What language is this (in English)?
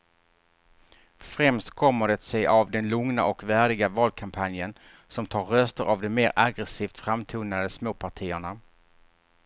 Swedish